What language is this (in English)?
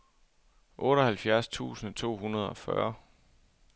Danish